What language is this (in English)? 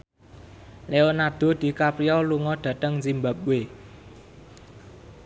Javanese